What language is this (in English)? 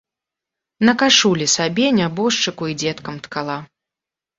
Belarusian